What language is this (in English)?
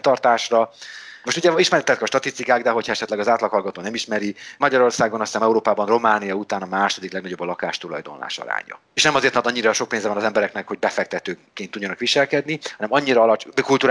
Hungarian